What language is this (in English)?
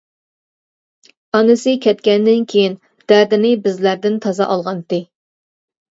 Uyghur